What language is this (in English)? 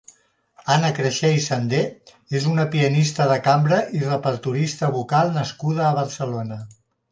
Catalan